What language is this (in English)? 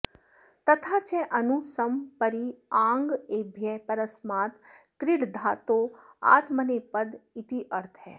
Sanskrit